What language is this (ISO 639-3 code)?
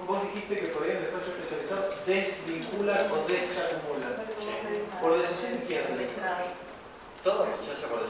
spa